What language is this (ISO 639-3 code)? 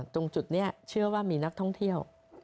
tha